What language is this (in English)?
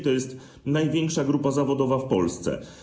Polish